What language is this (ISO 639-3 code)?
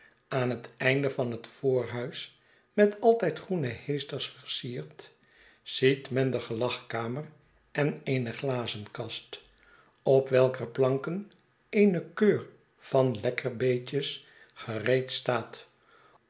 nld